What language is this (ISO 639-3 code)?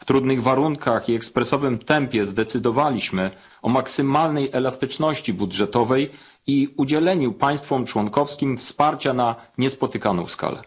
pol